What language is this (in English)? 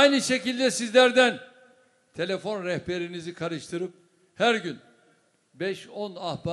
Turkish